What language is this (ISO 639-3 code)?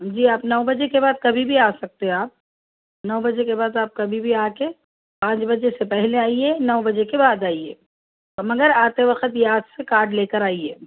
urd